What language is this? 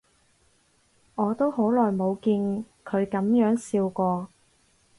Cantonese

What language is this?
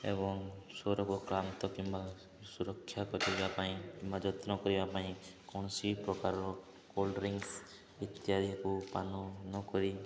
Odia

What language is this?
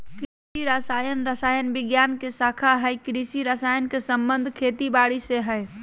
Magahi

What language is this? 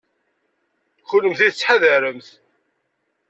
Kabyle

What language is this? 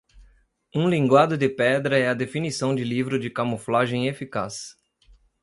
Portuguese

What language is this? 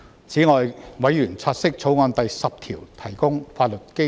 Cantonese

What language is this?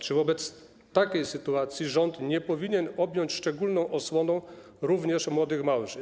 Polish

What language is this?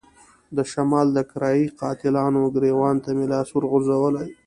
Pashto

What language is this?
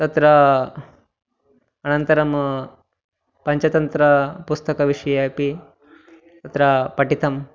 Sanskrit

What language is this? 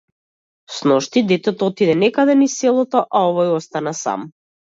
Macedonian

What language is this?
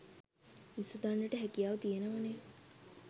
Sinhala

